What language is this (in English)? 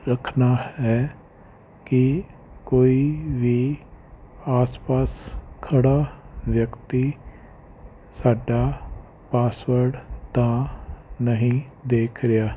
Punjabi